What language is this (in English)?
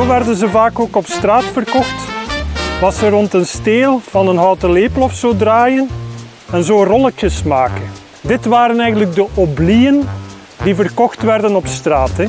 Dutch